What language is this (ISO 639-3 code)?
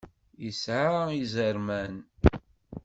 kab